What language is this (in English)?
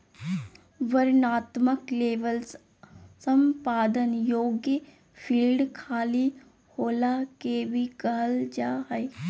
Magahi